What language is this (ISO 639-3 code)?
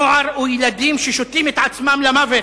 heb